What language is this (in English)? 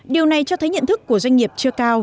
Vietnamese